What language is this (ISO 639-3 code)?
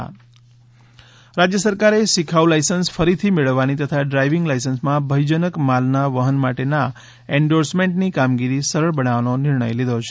guj